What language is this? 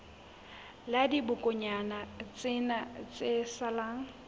Southern Sotho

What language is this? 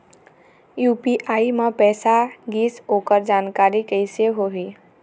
Chhattisgarhi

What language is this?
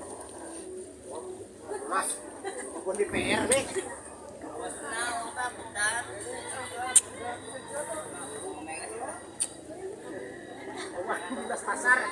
Indonesian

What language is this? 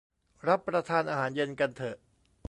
Thai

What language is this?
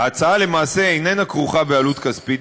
Hebrew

